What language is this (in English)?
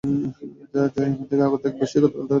Bangla